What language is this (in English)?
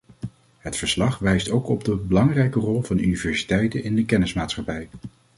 Dutch